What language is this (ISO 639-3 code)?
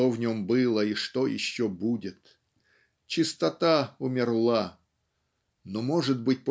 rus